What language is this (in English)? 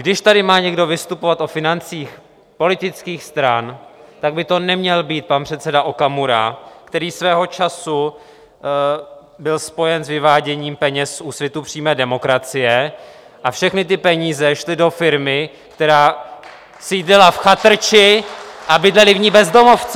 Czech